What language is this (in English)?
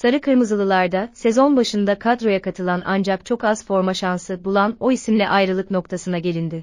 Turkish